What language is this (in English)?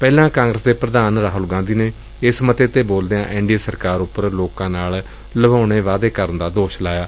Punjabi